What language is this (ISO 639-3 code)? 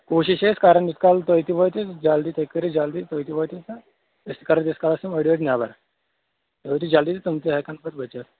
kas